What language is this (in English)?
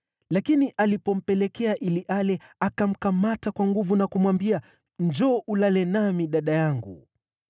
Swahili